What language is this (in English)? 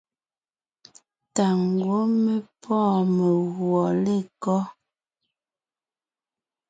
Ngiemboon